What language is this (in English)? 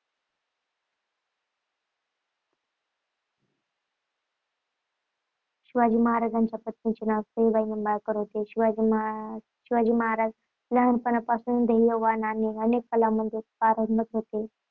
Marathi